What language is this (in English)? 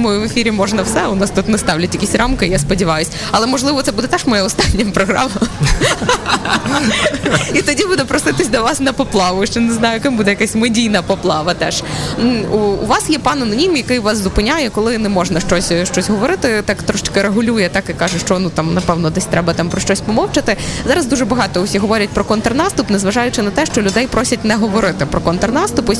Ukrainian